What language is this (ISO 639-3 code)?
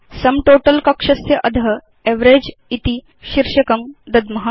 san